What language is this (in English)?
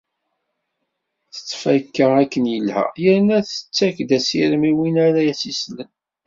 Kabyle